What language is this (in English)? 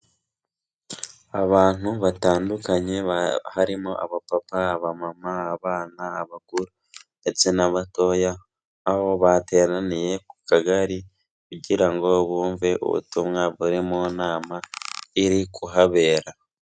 Kinyarwanda